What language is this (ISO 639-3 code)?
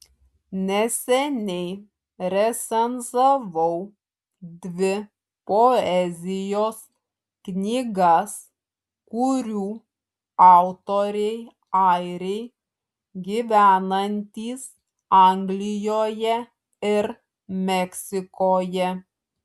lit